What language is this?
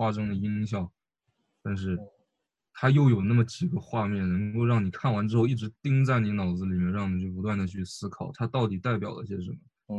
Chinese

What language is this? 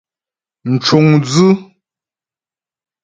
Ghomala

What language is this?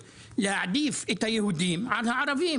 Hebrew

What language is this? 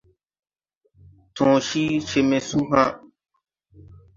Tupuri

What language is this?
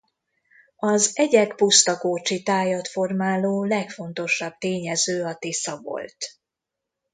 Hungarian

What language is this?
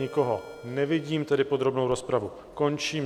Czech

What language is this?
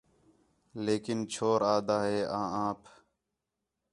Khetrani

